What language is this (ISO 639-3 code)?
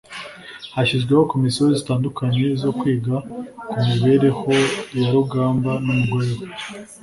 kin